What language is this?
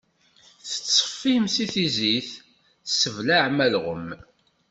Kabyle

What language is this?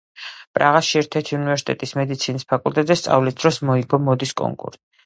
Georgian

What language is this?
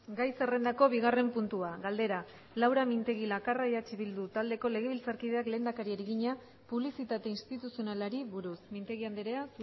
Basque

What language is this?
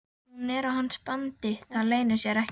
Icelandic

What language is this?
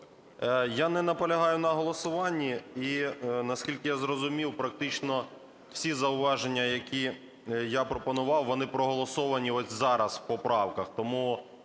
Ukrainian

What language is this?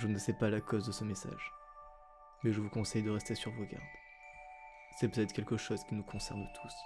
French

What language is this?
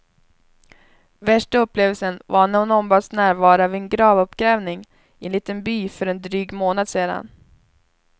Swedish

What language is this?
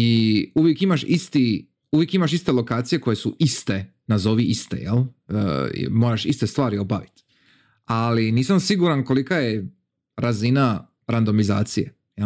Croatian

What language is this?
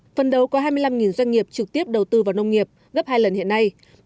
Vietnamese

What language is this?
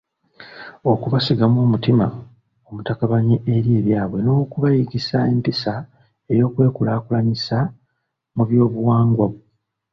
Ganda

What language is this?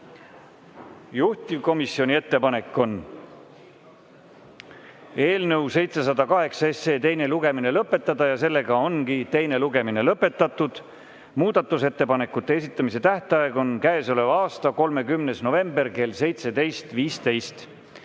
Estonian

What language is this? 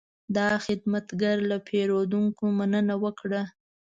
Pashto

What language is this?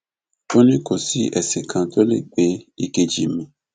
Yoruba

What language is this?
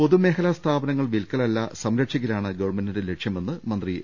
Malayalam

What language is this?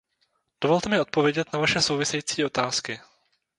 Czech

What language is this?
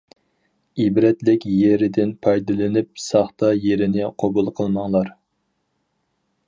Uyghur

